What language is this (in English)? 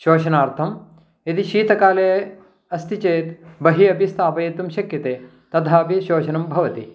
Sanskrit